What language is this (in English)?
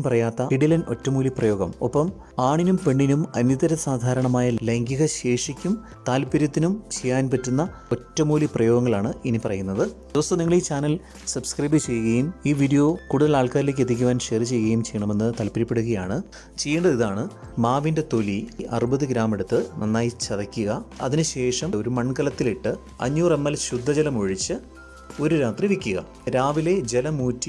Malayalam